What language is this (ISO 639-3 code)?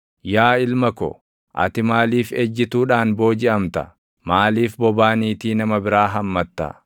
orm